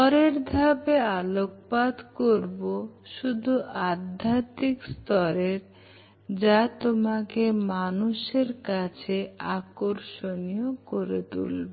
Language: Bangla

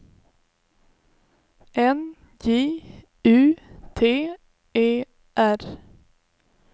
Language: Swedish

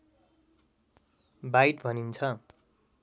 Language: Nepali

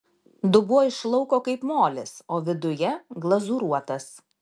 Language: Lithuanian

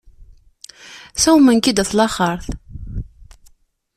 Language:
Kabyle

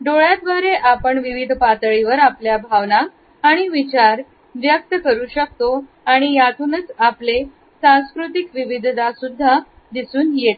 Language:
Marathi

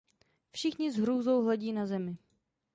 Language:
Czech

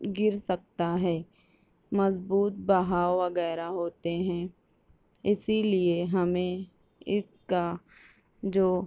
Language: Urdu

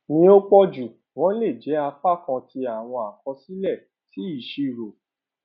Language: Yoruba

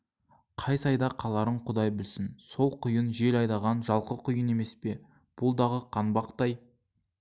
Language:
Kazakh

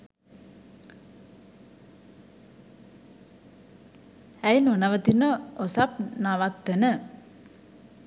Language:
Sinhala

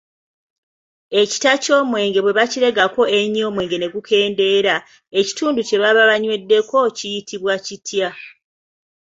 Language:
Ganda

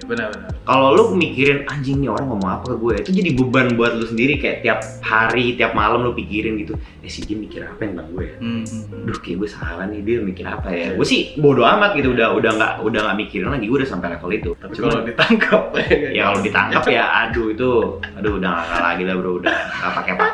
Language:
Indonesian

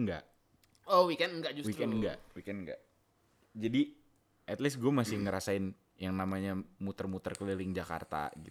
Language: Indonesian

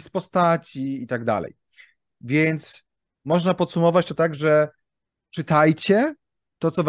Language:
Polish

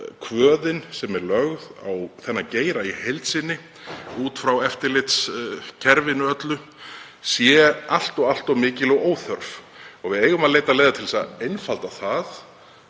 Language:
Icelandic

